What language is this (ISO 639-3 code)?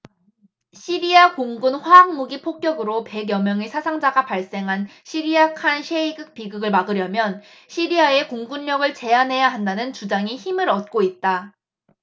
kor